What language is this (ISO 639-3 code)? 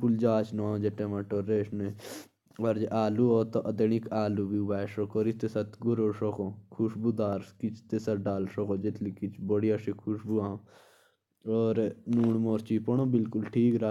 jns